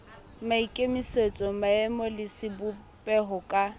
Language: Southern Sotho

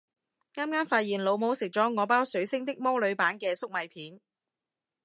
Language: Cantonese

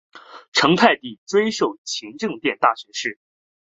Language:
Chinese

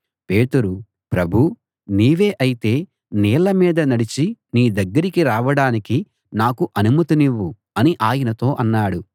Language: Telugu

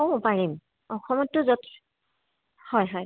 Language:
Assamese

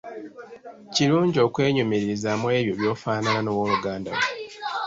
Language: Ganda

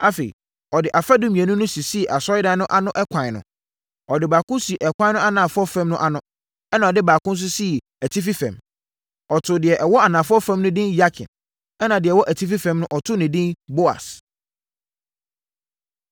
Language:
Akan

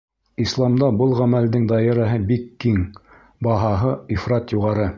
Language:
Bashkir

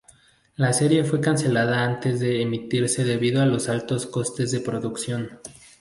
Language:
Spanish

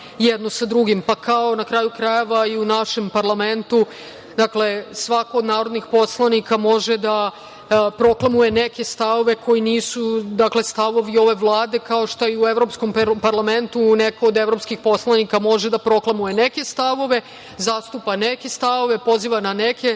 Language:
Serbian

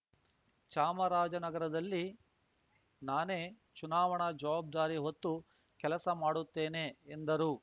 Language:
Kannada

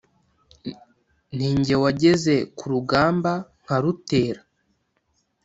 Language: Kinyarwanda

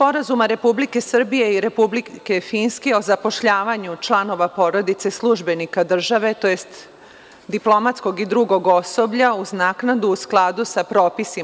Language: Serbian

